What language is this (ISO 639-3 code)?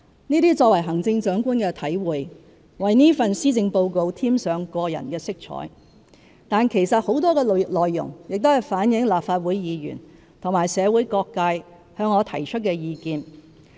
yue